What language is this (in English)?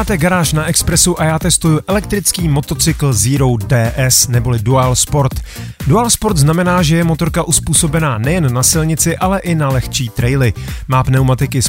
Czech